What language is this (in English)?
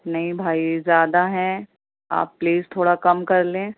Urdu